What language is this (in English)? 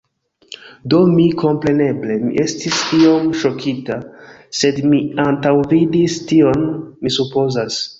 Esperanto